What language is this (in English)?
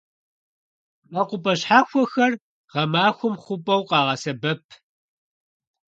Kabardian